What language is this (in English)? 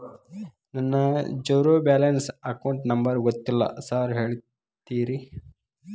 Kannada